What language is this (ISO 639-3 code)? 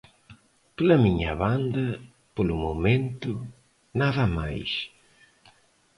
glg